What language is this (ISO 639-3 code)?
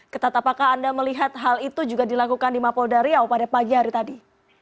ind